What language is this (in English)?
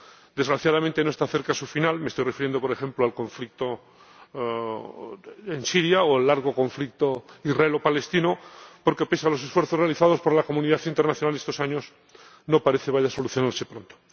Spanish